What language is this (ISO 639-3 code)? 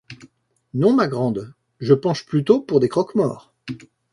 fra